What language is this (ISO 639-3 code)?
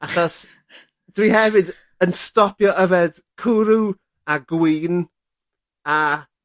cym